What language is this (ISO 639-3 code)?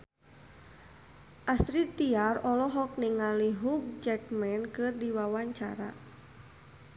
sun